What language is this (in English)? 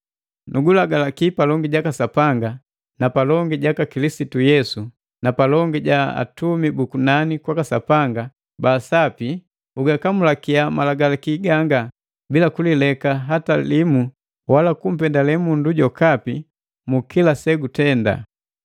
Matengo